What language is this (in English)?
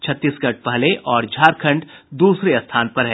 Hindi